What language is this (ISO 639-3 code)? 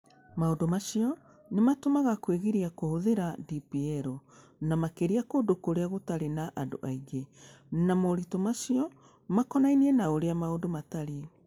kik